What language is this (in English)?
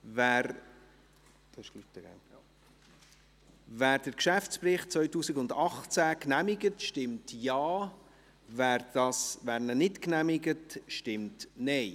Swiss German